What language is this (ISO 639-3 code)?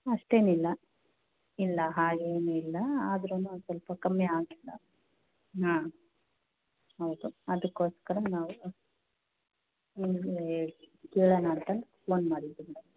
kan